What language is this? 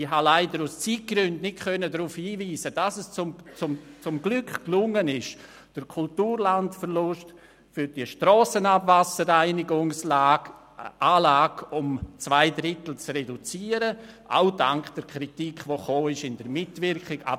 Swiss German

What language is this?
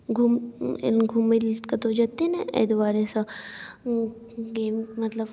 Maithili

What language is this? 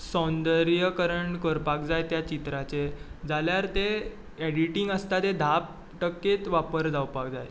Konkani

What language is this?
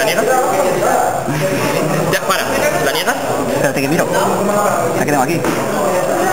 Spanish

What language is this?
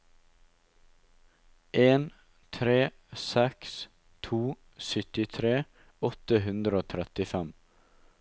Norwegian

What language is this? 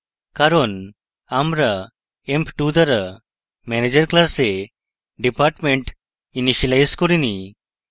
Bangla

